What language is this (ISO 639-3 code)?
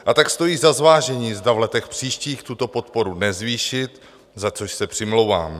ces